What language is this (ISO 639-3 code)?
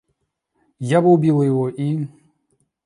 rus